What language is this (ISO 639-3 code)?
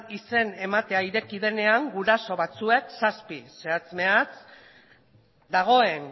eus